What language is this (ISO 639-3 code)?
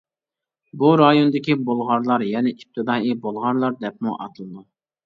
uig